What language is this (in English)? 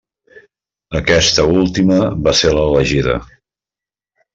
Catalan